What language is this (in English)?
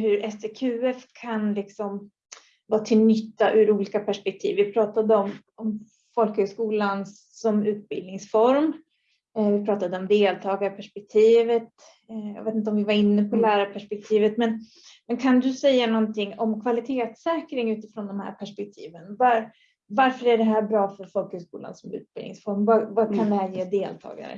Swedish